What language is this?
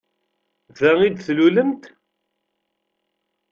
Kabyle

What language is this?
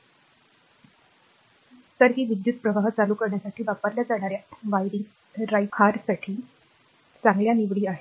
Marathi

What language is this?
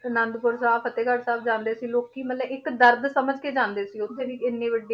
Punjabi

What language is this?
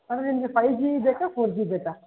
Kannada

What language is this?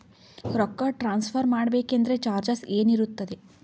Kannada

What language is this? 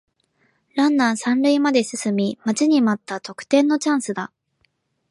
Japanese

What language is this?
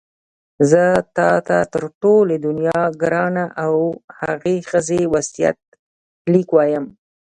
Pashto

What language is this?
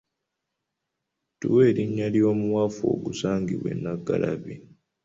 Ganda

